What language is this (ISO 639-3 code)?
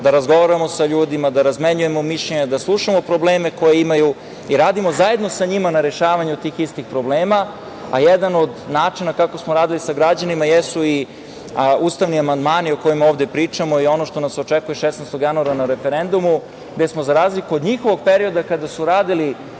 srp